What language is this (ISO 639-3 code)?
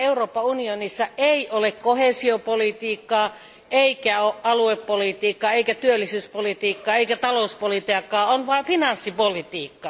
fin